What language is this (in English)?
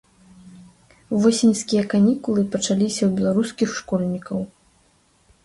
Belarusian